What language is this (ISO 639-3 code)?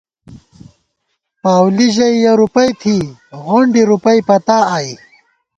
gwt